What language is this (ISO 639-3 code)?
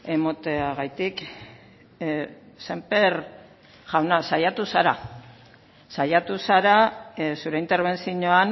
eus